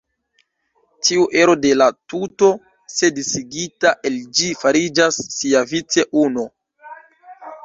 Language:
Esperanto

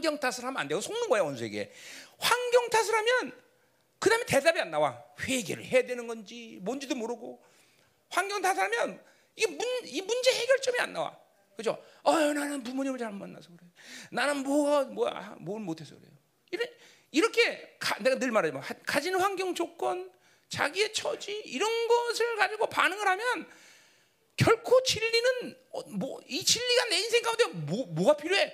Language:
Korean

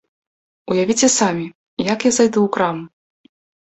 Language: Belarusian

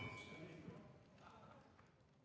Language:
French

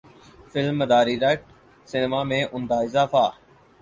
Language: Urdu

